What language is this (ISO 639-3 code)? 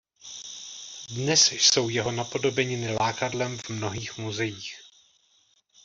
ces